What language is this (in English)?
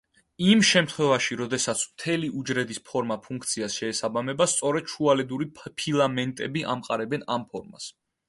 Georgian